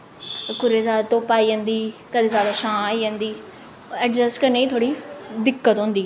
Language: Dogri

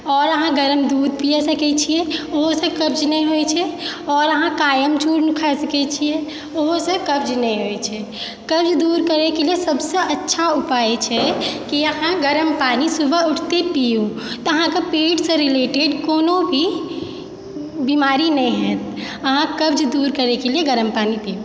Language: Maithili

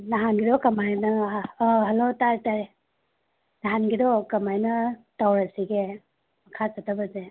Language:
Manipuri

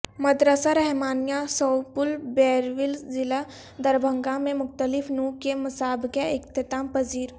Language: Urdu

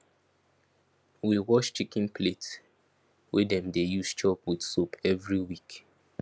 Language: Nigerian Pidgin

